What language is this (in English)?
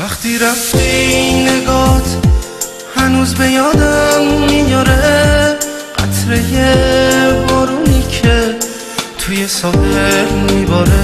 Persian